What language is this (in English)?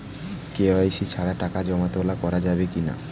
Bangla